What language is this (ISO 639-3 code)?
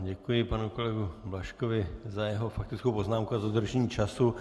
ces